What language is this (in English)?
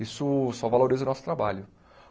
Portuguese